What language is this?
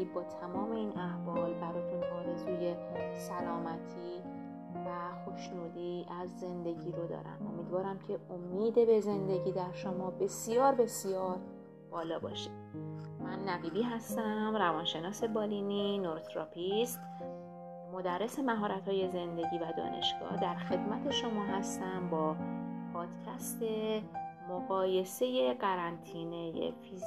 Persian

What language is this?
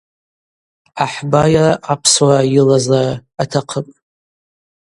Abaza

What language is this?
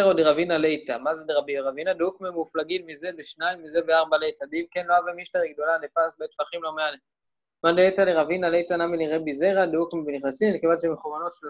Hebrew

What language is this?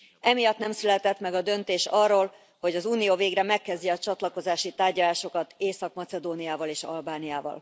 Hungarian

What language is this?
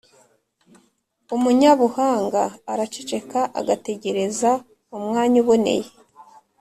Kinyarwanda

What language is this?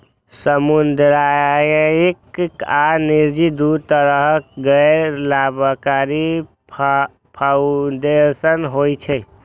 Maithili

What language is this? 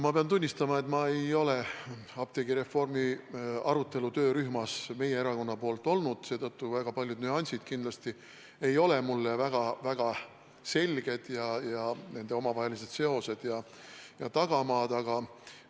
Estonian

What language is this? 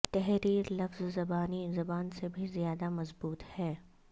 Urdu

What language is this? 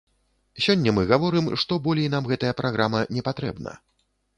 Belarusian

